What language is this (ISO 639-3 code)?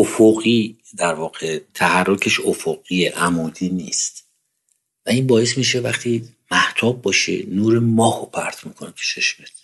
fas